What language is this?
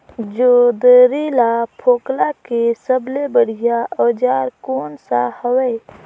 Chhattisgarhi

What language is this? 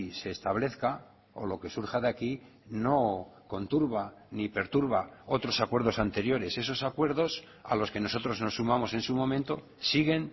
Spanish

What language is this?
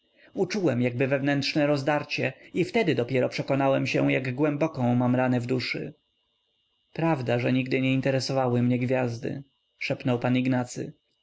Polish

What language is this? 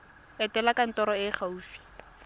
Tswana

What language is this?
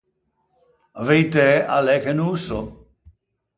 Ligurian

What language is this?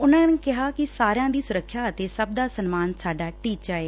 Punjabi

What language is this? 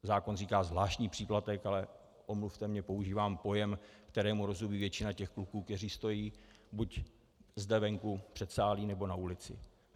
Czech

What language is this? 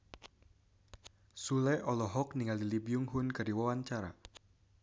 Sundanese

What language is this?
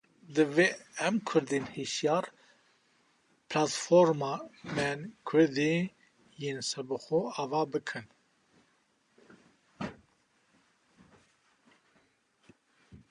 Kurdish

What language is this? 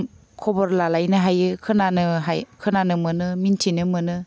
Bodo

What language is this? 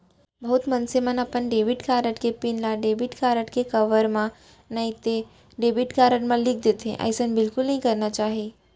Chhattisgarhi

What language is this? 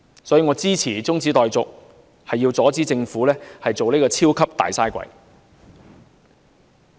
Cantonese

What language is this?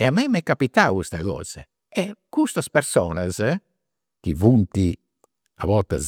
Campidanese Sardinian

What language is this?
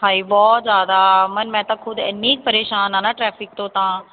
Punjabi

